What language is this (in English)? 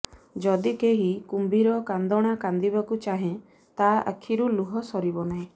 Odia